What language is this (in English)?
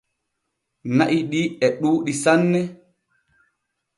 Borgu Fulfulde